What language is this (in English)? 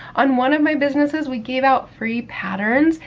English